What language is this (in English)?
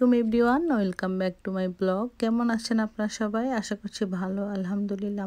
Hindi